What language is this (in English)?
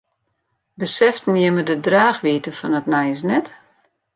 Western Frisian